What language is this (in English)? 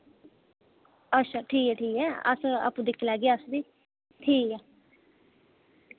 Dogri